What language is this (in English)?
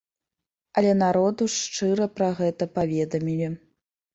Belarusian